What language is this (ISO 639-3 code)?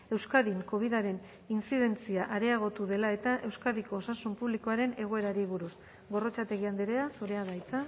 eus